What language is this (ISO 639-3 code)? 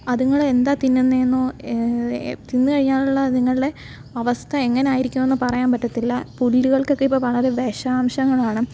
mal